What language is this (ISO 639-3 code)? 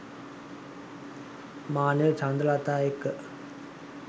sin